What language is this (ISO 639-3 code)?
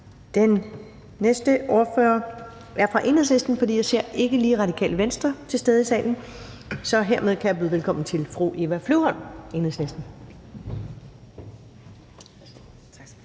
dan